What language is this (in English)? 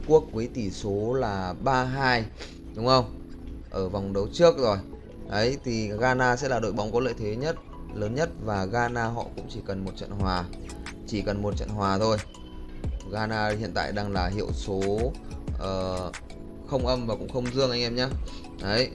Vietnamese